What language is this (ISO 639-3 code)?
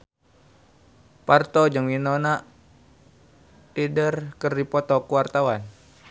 sun